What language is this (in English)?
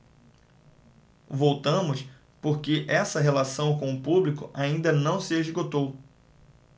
Portuguese